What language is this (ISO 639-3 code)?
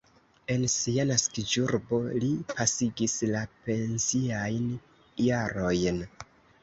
epo